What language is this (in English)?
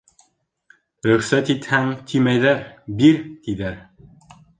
Bashkir